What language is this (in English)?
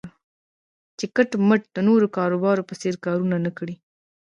Pashto